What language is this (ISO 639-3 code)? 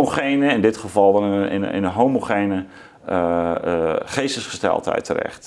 nld